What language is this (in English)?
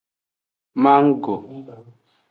Aja (Benin)